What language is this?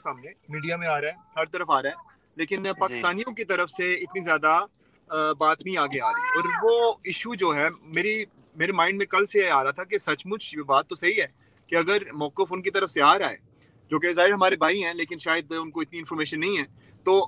Urdu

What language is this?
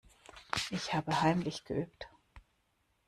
German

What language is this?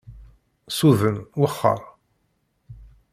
Kabyle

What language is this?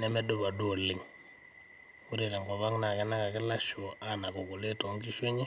Masai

